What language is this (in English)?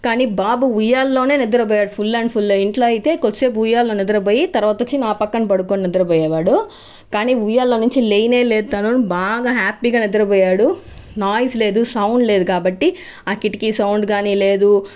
Telugu